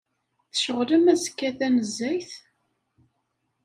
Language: Kabyle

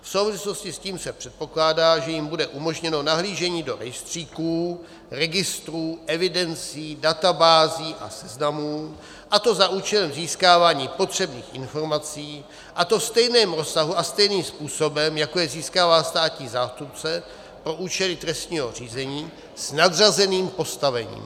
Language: Czech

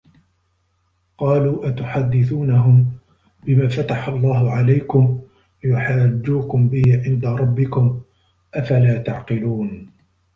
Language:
Arabic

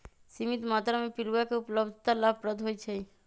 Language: Magahi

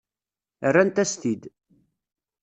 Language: Kabyle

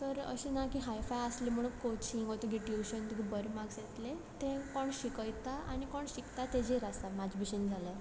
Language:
Konkani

